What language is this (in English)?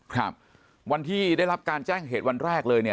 Thai